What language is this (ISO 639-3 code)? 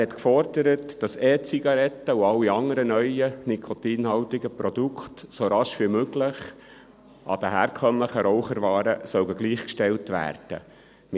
gsw